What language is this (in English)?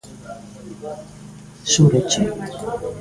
Galician